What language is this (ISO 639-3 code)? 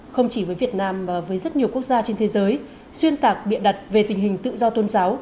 vie